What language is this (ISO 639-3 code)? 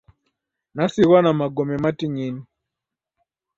dav